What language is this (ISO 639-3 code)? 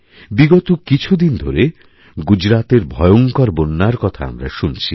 ben